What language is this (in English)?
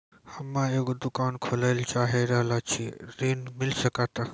Maithili